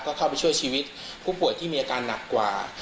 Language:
Thai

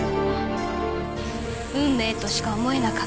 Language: Japanese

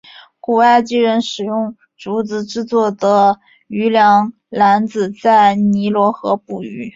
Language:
Chinese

